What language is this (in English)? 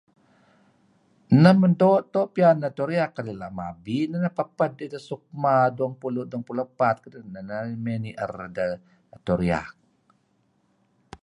Kelabit